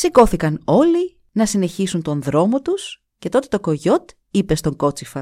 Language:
Greek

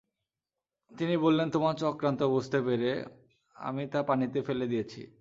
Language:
Bangla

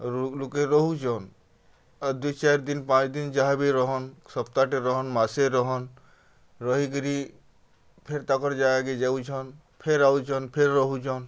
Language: Odia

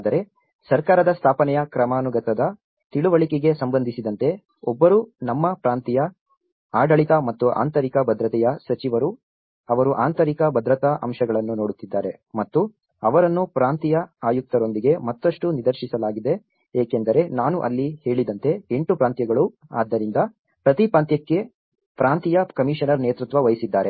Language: Kannada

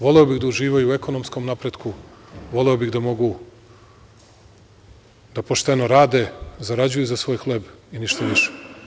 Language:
Serbian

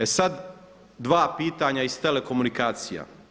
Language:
Croatian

